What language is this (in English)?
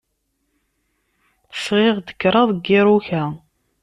Kabyle